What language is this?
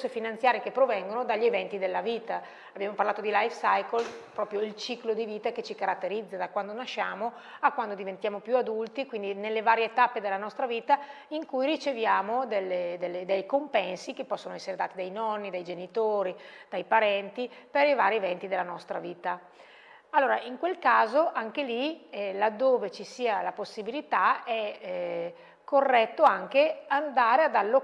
Italian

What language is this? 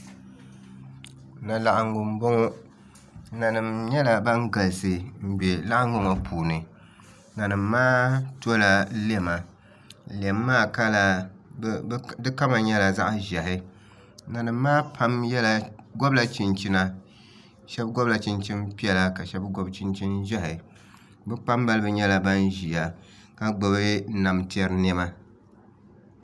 Dagbani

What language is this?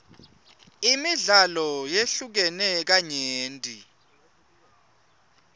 Swati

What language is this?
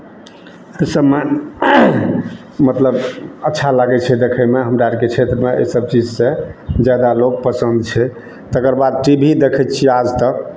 Maithili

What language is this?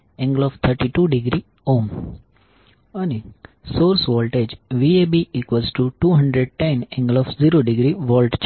Gujarati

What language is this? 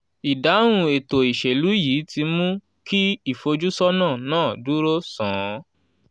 Yoruba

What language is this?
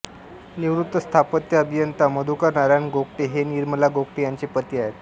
Marathi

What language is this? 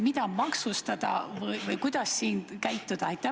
Estonian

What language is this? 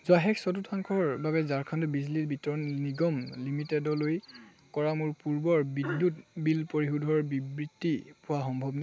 Assamese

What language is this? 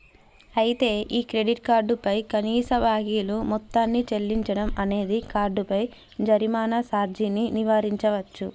Telugu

